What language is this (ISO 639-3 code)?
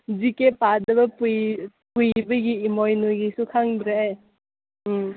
mni